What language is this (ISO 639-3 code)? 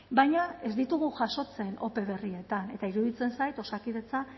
eus